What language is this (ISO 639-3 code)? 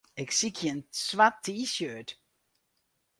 fry